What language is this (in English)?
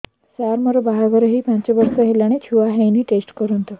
Odia